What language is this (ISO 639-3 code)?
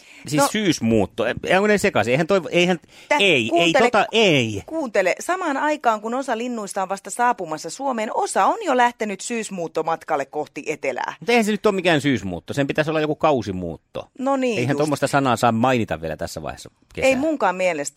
fin